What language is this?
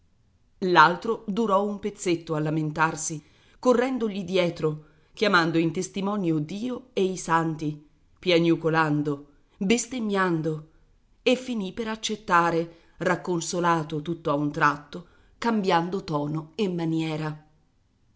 Italian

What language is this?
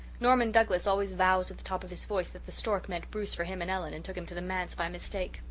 English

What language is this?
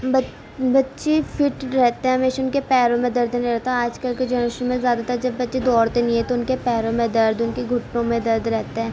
Urdu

